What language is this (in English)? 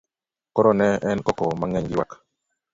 Luo (Kenya and Tanzania)